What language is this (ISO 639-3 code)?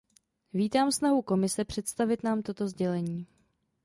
ces